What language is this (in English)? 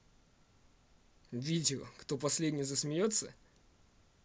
Russian